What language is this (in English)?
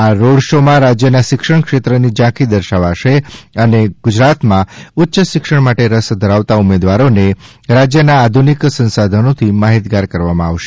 Gujarati